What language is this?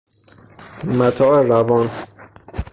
Persian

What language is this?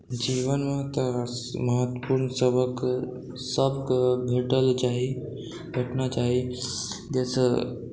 Maithili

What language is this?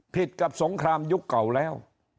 Thai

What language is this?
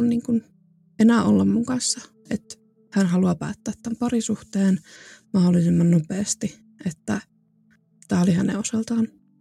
Finnish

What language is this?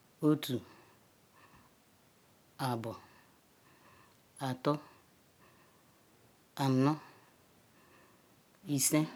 Ikwere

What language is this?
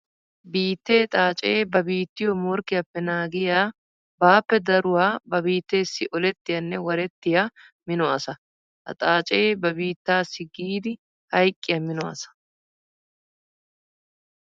Wolaytta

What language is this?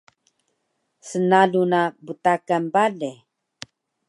Taroko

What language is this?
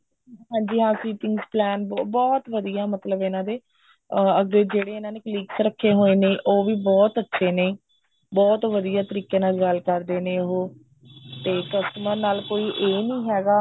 Punjabi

